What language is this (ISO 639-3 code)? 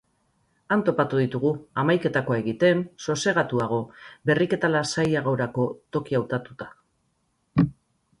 eus